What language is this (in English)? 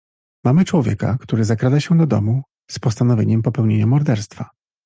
Polish